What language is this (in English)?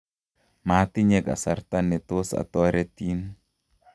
Kalenjin